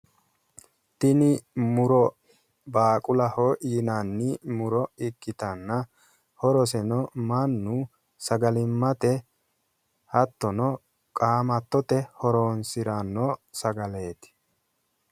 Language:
Sidamo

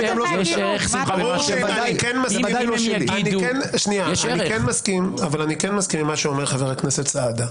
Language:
Hebrew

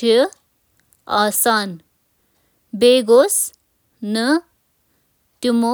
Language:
Kashmiri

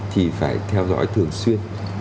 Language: Vietnamese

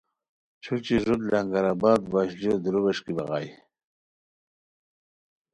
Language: Khowar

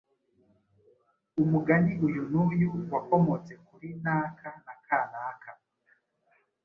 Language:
Kinyarwanda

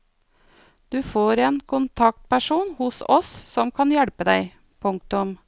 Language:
Norwegian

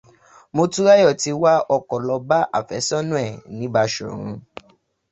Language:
Yoruba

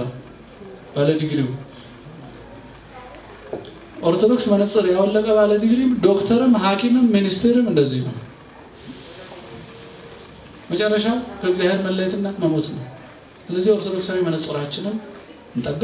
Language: Turkish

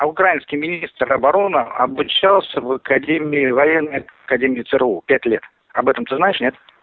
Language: Russian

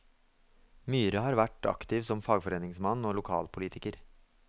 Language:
Norwegian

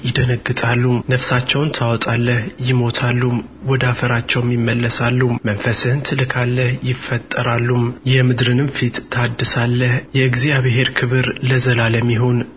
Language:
Amharic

